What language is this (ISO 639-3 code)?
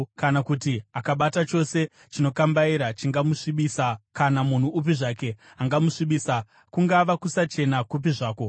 sna